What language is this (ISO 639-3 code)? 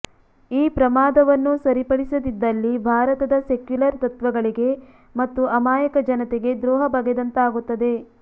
kan